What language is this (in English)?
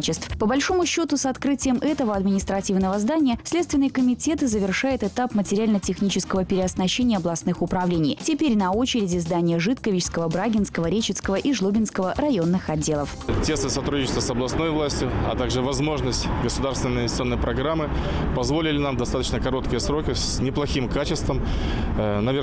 Russian